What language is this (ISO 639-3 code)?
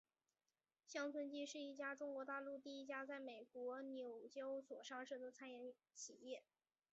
zho